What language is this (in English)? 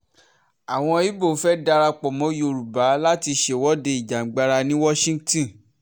Yoruba